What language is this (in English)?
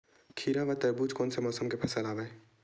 Chhattisgarhi